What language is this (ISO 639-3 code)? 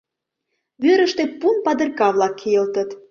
chm